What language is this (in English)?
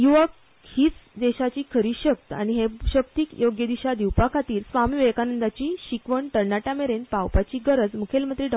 Konkani